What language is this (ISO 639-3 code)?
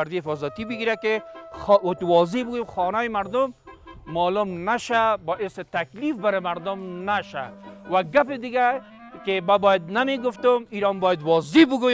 fas